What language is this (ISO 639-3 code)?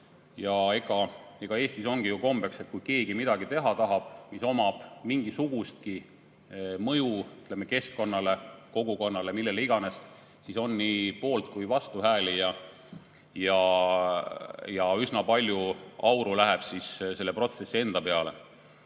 est